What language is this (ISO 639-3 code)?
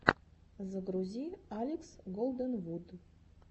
rus